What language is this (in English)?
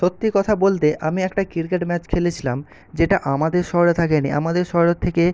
Bangla